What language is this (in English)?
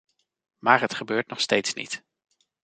Dutch